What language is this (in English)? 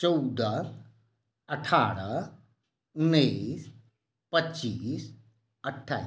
Maithili